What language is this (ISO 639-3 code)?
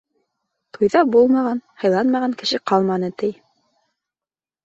bak